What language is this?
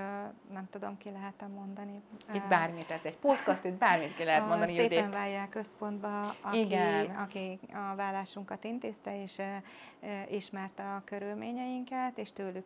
Hungarian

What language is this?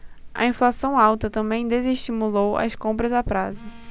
Portuguese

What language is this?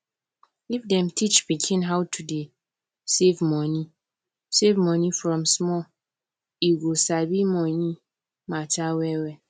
Nigerian Pidgin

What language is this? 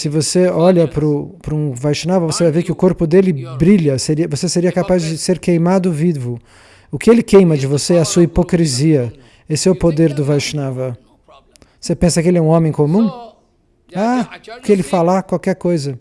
Portuguese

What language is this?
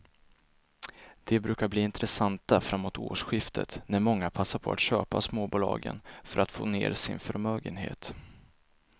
Swedish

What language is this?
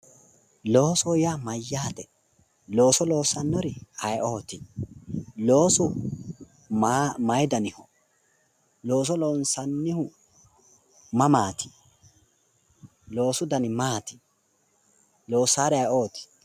Sidamo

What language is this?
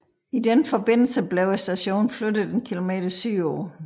Danish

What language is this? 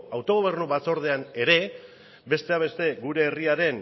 Basque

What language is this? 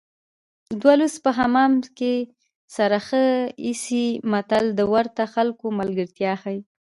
Pashto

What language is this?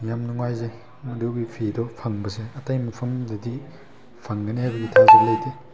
Manipuri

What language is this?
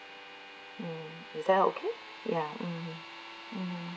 English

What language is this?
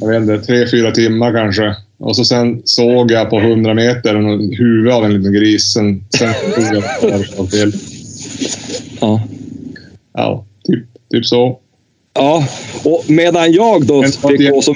Swedish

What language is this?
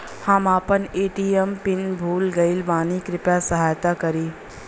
Bhojpuri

